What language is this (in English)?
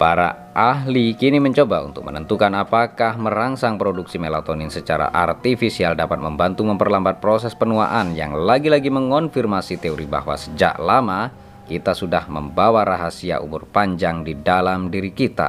Indonesian